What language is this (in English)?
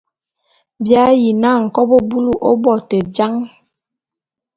Bulu